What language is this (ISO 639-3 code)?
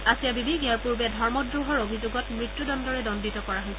asm